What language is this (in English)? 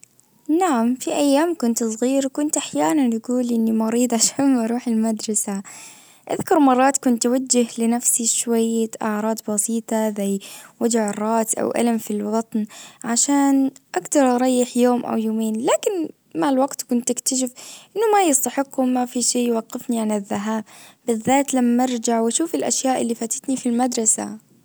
Najdi Arabic